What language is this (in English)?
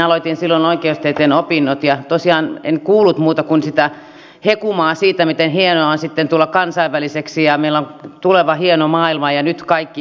Finnish